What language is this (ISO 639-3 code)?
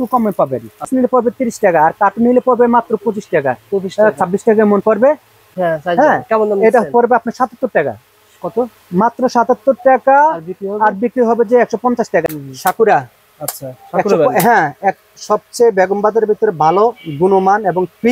ara